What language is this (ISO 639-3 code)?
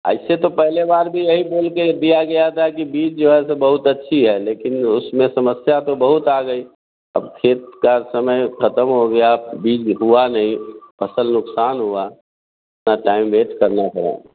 hin